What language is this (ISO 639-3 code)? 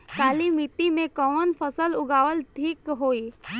bho